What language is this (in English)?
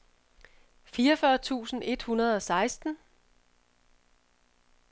Danish